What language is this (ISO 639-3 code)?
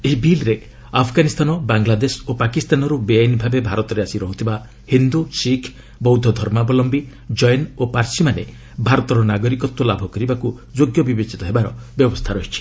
ori